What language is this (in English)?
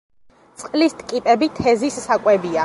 Georgian